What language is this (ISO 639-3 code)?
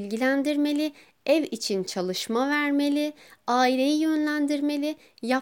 tur